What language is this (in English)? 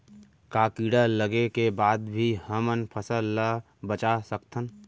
Chhattisgarhi